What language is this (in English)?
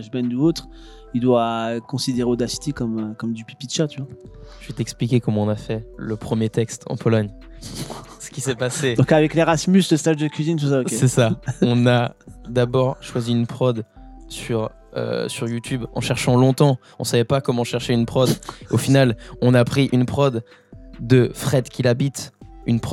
French